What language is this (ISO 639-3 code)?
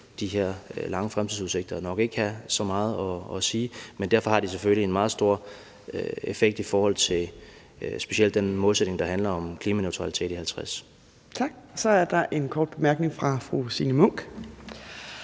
dan